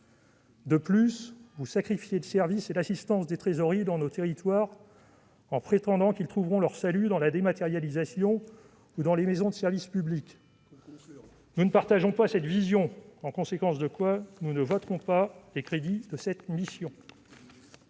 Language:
French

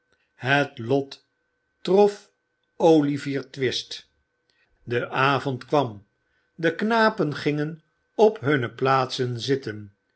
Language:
Dutch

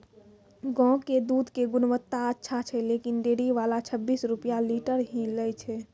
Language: Maithili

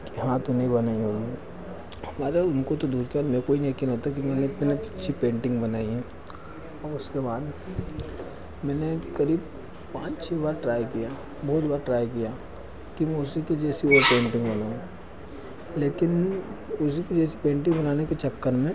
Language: Hindi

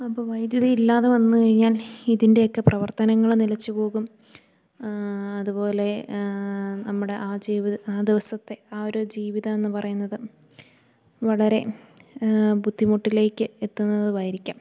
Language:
Malayalam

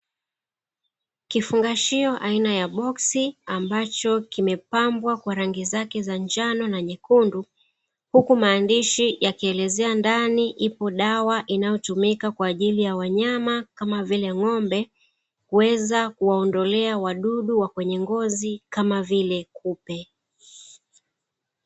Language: Swahili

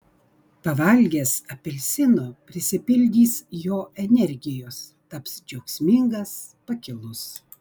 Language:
Lithuanian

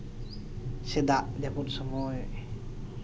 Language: Santali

